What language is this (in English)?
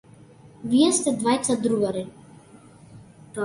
Macedonian